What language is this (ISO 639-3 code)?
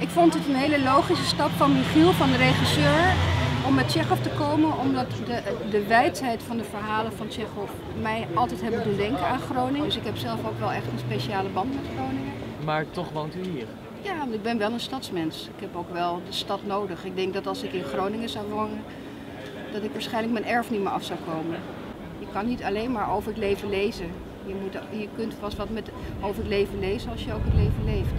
nld